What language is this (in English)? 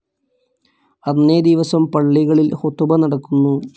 Malayalam